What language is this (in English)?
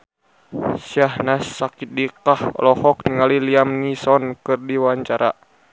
Sundanese